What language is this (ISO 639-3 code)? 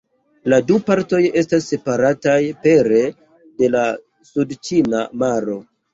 epo